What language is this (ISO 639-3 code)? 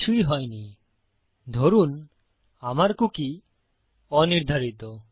ben